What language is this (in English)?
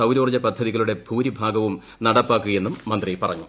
Malayalam